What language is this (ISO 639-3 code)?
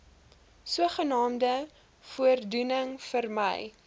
afr